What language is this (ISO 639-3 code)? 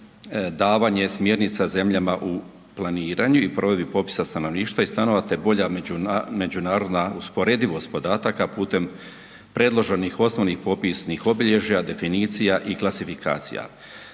hrv